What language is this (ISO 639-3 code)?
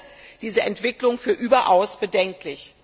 deu